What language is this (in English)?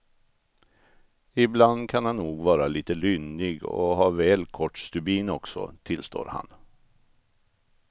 Swedish